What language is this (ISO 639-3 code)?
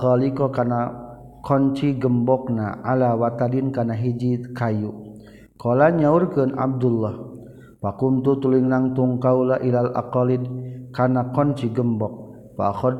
msa